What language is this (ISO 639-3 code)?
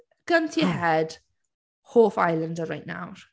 cym